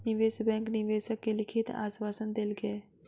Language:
Maithili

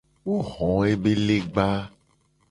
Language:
Gen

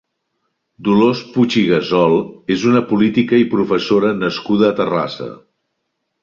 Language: Catalan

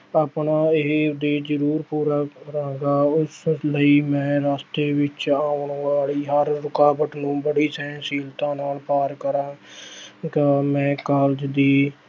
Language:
Punjabi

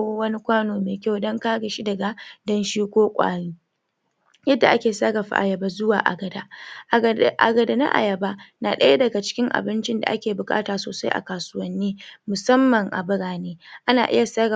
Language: Hausa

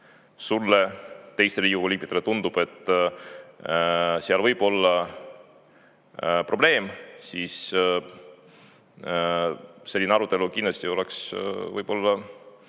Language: Estonian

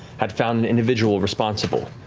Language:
English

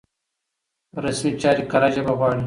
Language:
Pashto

